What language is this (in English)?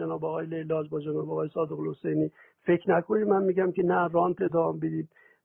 Persian